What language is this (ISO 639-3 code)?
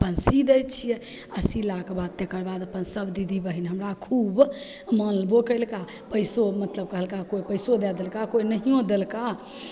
mai